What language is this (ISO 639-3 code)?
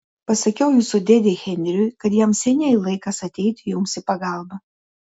lit